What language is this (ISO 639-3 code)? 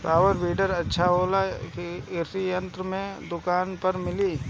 bho